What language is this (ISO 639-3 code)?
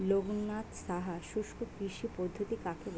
ben